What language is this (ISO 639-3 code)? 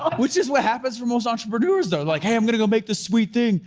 eng